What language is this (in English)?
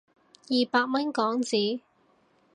Cantonese